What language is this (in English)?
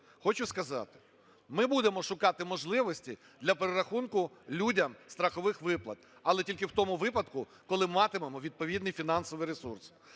Ukrainian